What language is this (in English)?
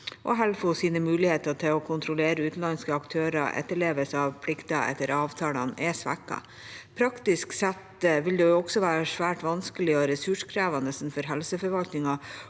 Norwegian